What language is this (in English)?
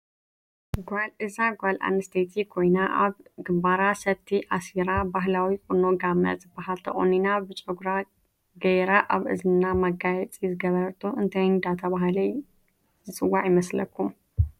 Tigrinya